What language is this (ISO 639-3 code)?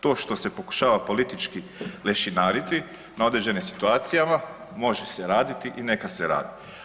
hrv